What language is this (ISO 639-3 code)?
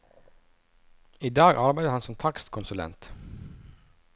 nor